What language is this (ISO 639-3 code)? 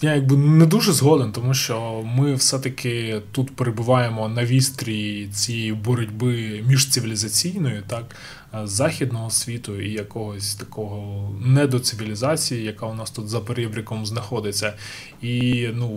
ukr